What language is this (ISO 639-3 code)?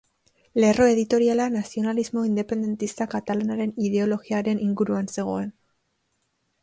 eus